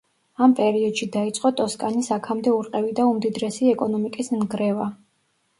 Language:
Georgian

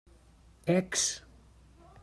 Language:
Catalan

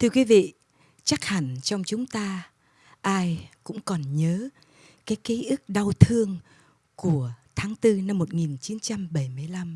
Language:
Vietnamese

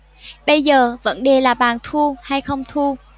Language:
Vietnamese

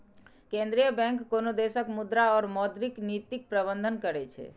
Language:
Maithili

